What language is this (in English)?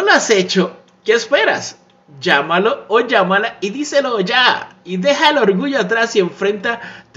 Spanish